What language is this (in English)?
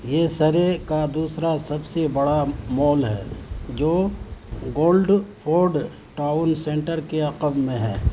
Urdu